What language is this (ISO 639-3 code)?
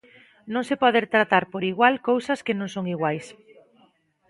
glg